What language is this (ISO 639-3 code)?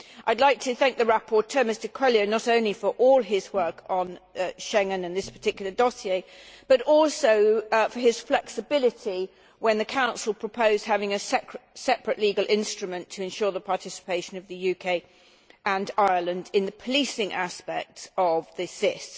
eng